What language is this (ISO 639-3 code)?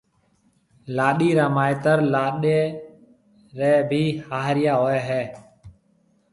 mve